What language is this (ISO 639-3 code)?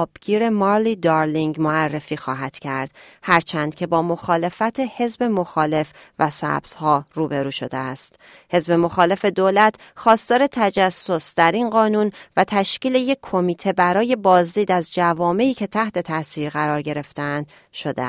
fas